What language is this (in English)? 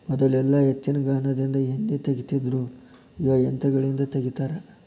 Kannada